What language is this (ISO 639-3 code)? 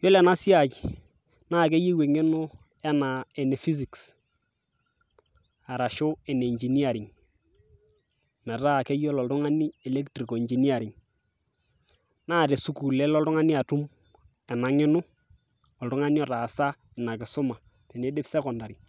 mas